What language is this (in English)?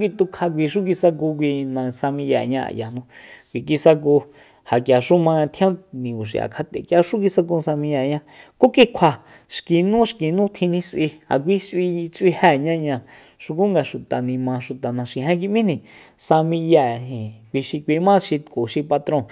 Soyaltepec Mazatec